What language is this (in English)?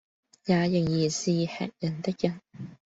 Cantonese